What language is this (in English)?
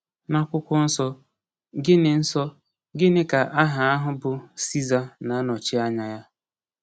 Igbo